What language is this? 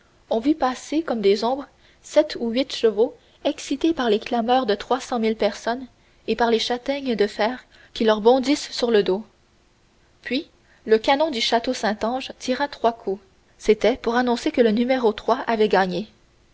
French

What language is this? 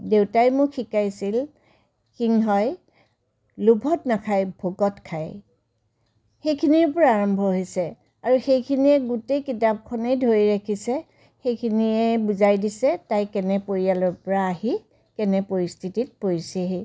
Assamese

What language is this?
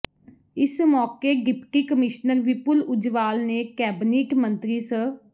Punjabi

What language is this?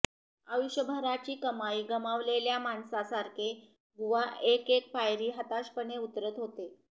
Marathi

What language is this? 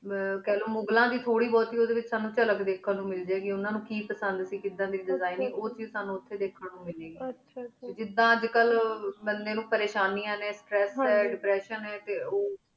Punjabi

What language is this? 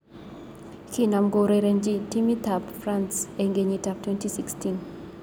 Kalenjin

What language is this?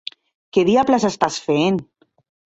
Catalan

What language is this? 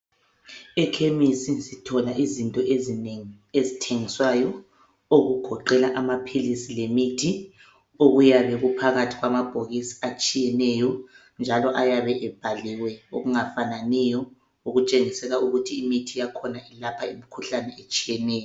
North Ndebele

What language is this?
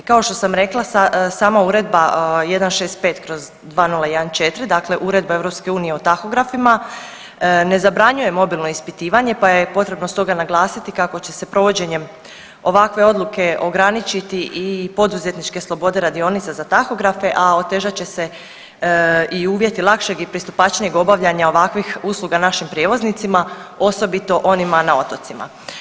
Croatian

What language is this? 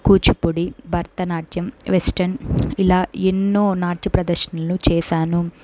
Telugu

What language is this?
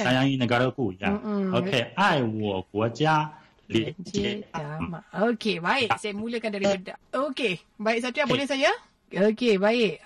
Malay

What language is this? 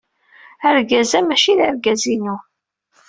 Kabyle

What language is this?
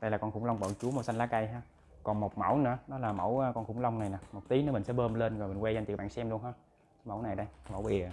Vietnamese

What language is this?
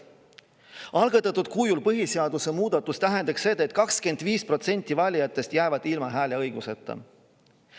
Estonian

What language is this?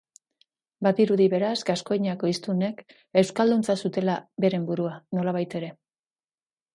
Basque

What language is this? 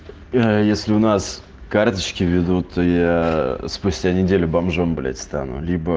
Russian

